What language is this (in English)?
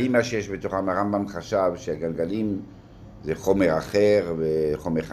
Hebrew